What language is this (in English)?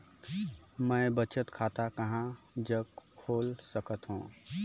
Chhattisgarhi